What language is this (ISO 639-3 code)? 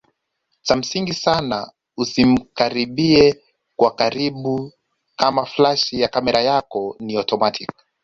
swa